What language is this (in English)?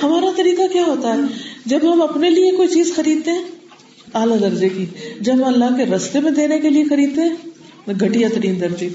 Urdu